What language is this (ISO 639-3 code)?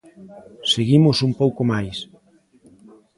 glg